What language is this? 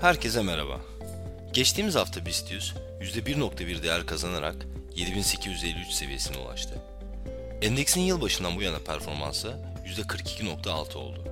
Turkish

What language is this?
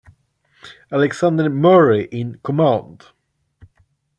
English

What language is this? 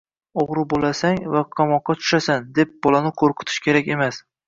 Uzbek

